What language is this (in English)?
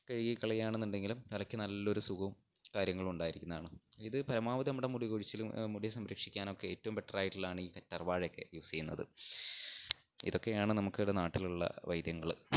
Malayalam